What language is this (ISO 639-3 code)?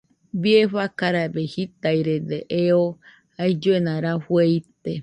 hux